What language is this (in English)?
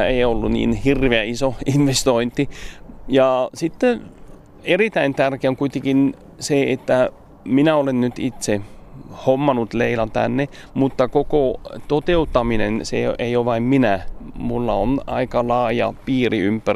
Finnish